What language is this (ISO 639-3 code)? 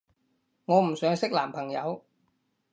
yue